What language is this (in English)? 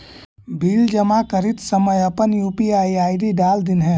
Magahi